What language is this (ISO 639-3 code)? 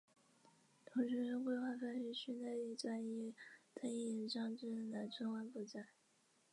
zho